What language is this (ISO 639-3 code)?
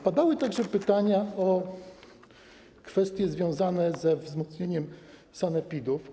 pol